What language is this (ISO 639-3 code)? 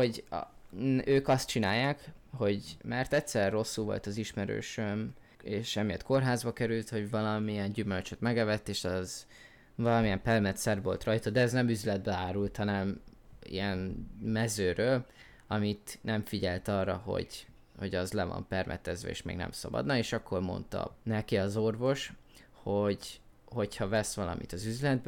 hun